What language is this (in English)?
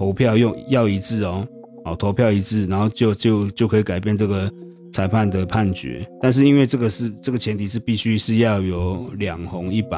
Chinese